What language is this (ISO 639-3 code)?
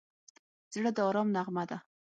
pus